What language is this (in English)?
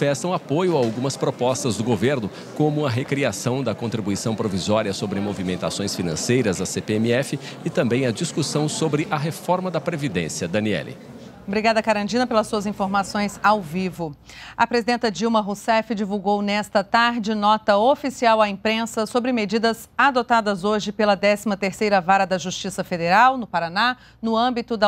Portuguese